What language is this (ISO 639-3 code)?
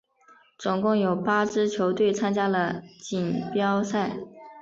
zho